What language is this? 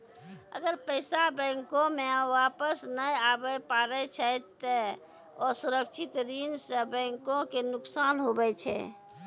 Maithili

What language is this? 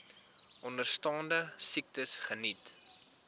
Afrikaans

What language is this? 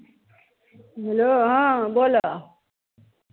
Maithili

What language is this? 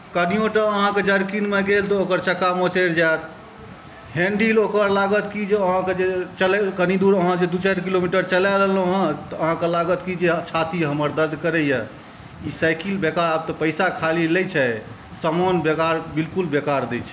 Maithili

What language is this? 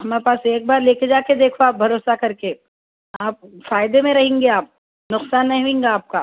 Urdu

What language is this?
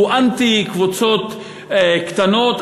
Hebrew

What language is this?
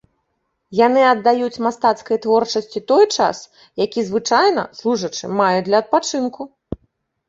Belarusian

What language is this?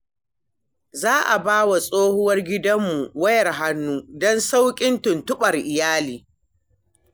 Hausa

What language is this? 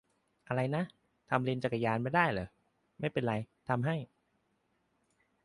Thai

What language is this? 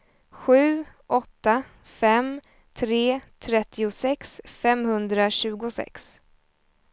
Swedish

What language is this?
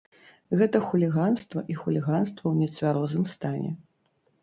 Belarusian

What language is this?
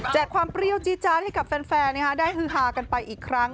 Thai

